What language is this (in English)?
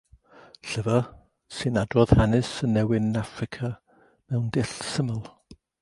Welsh